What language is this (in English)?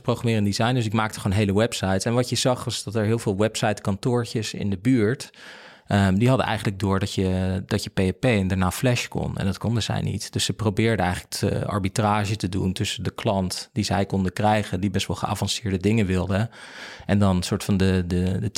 Dutch